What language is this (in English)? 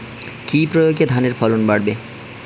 Bangla